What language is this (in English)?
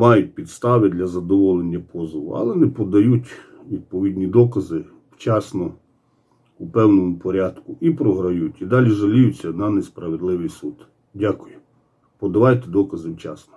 Ukrainian